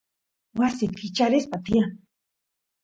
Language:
Santiago del Estero Quichua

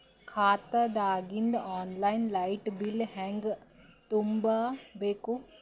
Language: Kannada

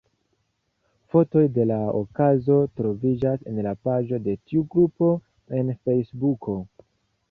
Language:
Esperanto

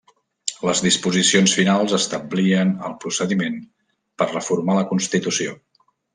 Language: Catalan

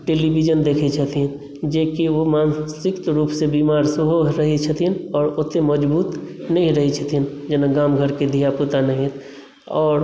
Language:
Maithili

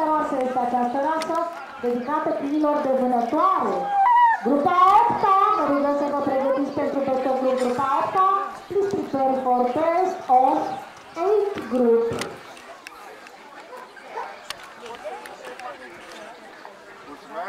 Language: Romanian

